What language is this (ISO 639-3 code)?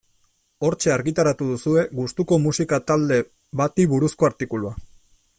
eus